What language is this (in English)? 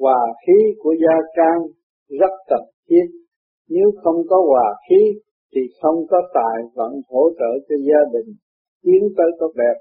Vietnamese